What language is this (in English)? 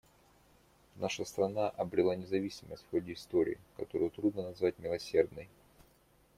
Russian